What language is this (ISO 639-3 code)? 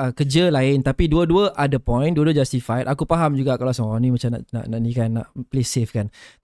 msa